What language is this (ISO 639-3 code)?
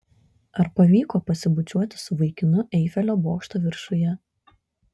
lit